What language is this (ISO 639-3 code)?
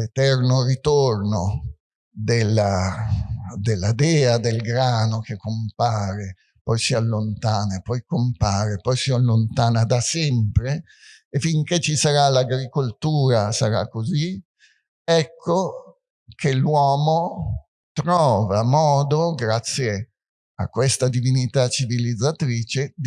ita